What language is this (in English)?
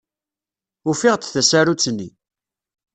Kabyle